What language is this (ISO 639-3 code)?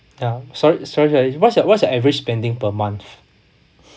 eng